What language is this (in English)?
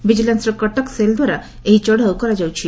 Odia